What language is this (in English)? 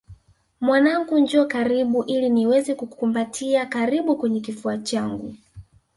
Swahili